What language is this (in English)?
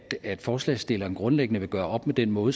Danish